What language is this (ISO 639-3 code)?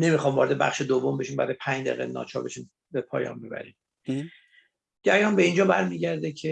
fas